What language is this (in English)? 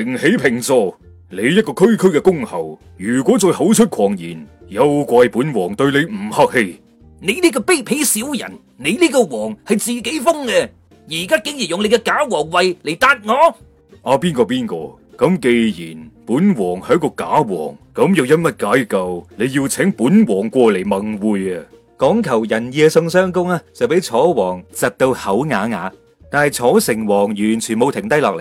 Chinese